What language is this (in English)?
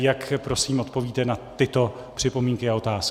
Czech